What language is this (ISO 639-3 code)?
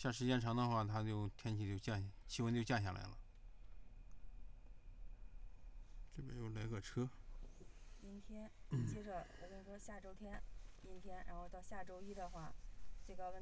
zho